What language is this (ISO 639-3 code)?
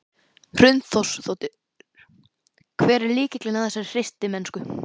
isl